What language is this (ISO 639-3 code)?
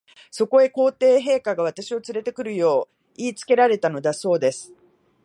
jpn